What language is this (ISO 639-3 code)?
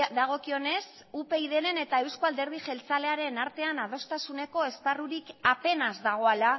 eus